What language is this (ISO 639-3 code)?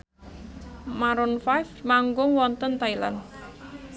jav